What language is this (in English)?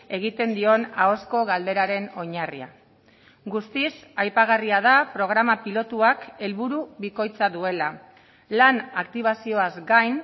Basque